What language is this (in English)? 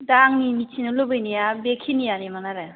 Bodo